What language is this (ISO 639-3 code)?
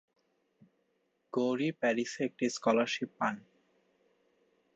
ben